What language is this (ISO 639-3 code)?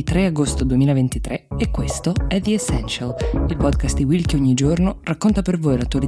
ita